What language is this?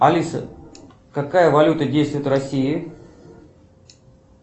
Russian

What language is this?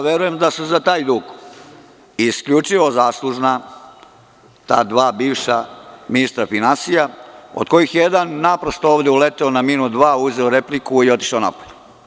Serbian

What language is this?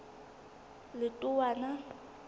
Southern Sotho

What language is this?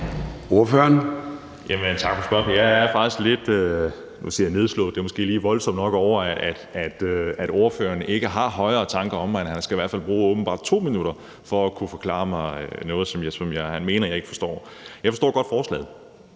Danish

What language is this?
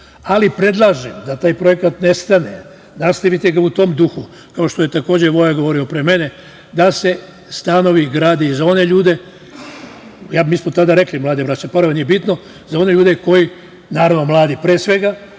Serbian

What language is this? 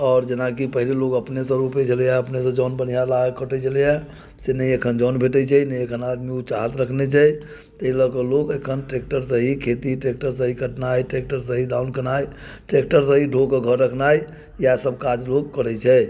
Maithili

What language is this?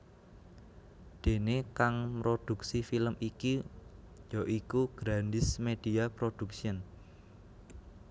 Javanese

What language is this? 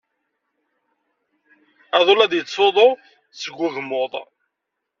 Kabyle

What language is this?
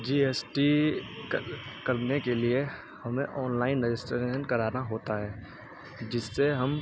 Urdu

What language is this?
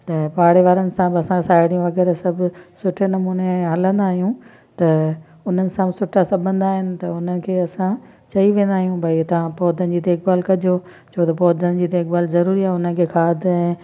Sindhi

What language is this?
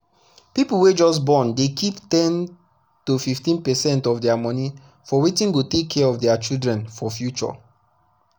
Nigerian Pidgin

